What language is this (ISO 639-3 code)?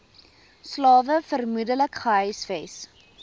afr